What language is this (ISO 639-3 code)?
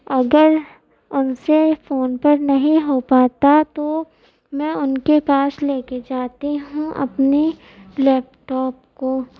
urd